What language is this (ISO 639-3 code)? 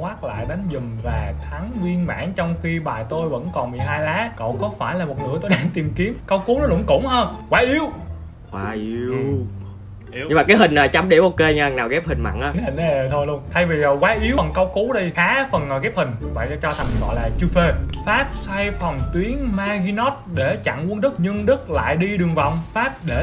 vie